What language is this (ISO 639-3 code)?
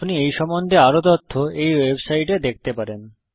ben